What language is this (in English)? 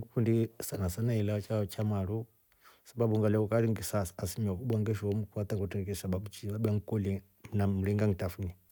Rombo